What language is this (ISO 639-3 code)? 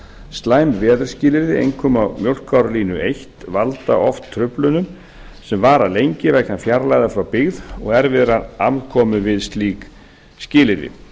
isl